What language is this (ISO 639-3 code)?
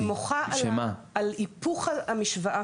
heb